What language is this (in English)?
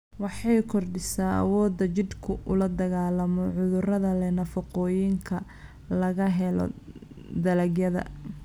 Somali